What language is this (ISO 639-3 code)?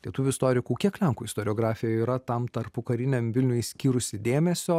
lit